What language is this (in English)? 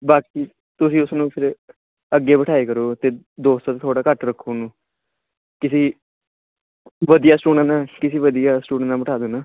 Punjabi